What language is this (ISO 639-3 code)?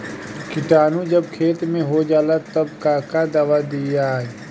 bho